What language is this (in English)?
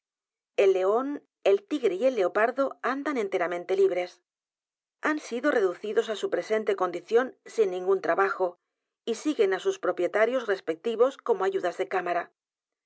Spanish